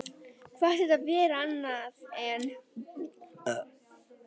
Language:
Icelandic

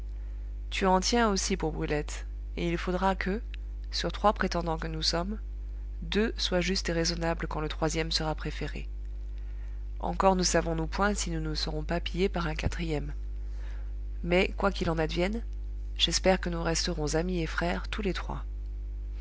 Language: French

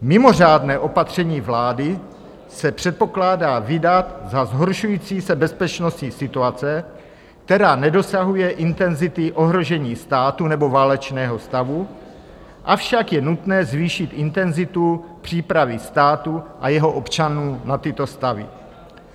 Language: Czech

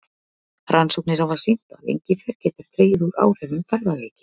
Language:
Icelandic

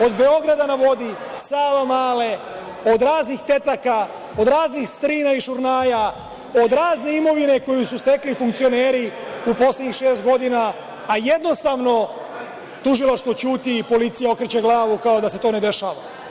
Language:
Serbian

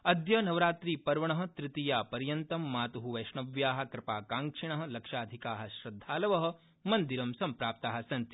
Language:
Sanskrit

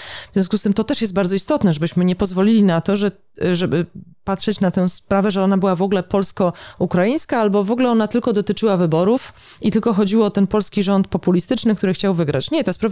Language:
Polish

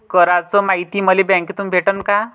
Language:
Marathi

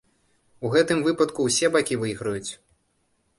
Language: Belarusian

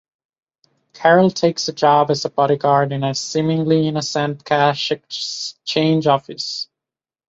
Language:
English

